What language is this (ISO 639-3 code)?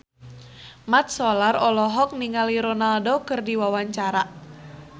sun